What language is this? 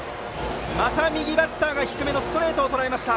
Japanese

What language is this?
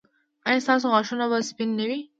Pashto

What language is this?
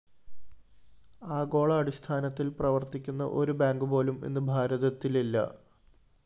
Malayalam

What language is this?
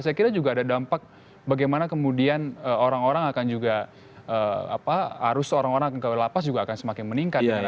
Indonesian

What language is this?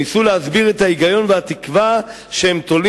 Hebrew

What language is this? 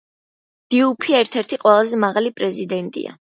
Georgian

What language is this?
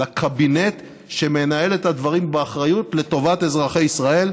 Hebrew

